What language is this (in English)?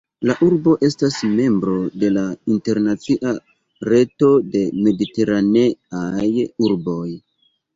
Esperanto